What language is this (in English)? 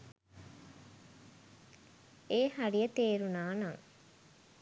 Sinhala